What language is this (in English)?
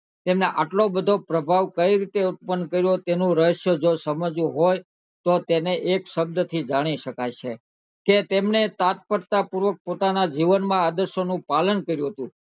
Gujarati